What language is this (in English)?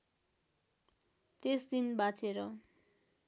Nepali